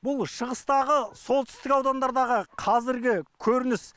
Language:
Kazakh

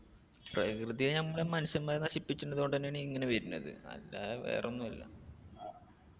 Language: Malayalam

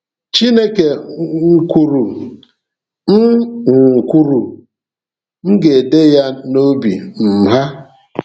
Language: Igbo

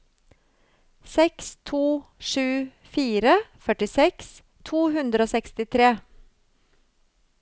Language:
Norwegian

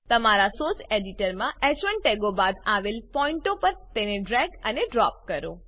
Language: Gujarati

